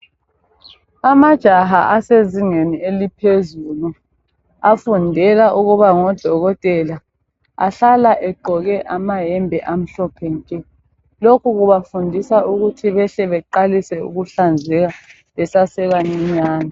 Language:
North Ndebele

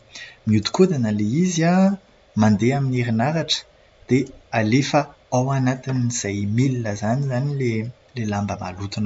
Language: Malagasy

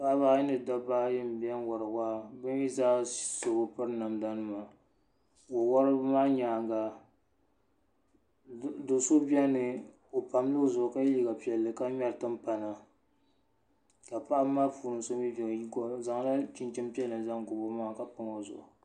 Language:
Dagbani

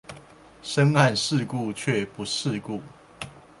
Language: Chinese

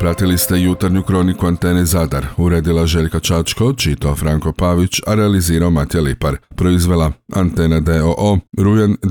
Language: Croatian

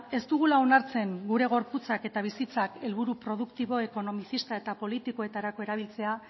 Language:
Basque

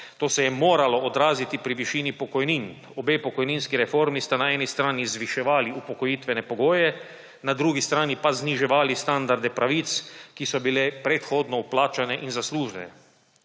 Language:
Slovenian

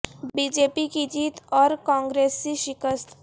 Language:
Urdu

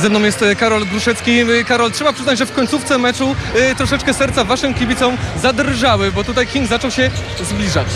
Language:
Polish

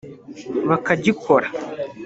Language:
Kinyarwanda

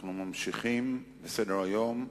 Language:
Hebrew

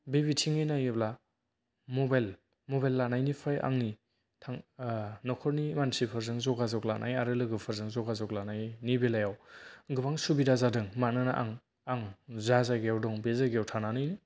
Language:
Bodo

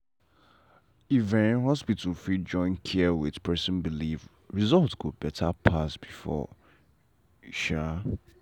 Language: Nigerian Pidgin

